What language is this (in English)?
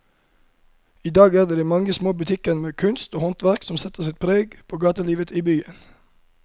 Norwegian